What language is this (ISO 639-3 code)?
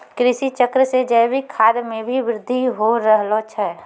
mai